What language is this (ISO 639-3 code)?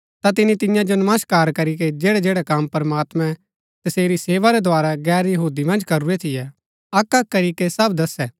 gbk